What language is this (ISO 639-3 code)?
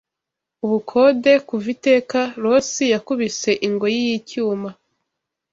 kin